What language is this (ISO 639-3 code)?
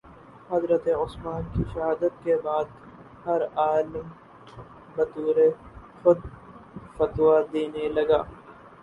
urd